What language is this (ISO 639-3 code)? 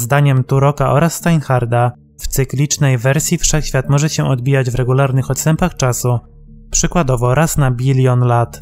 pol